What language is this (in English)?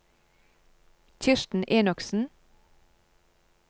Norwegian